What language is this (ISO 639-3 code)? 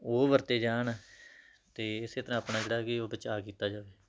pan